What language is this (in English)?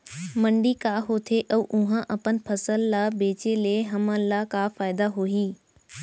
Chhattisgarhi